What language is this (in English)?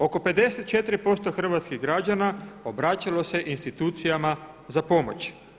Croatian